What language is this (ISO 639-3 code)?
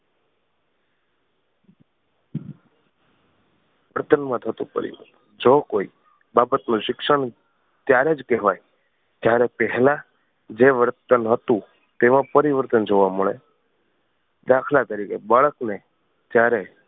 guj